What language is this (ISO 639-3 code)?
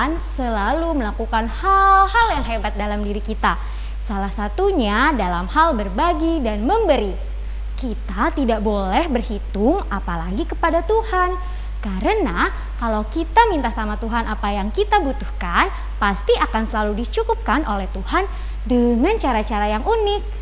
ind